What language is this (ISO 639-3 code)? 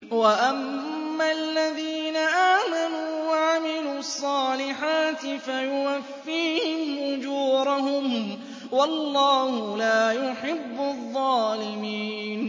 ara